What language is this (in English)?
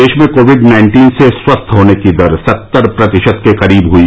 Hindi